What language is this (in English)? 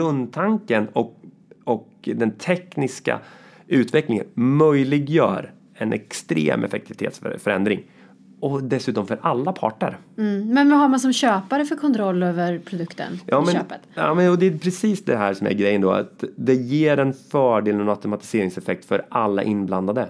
Swedish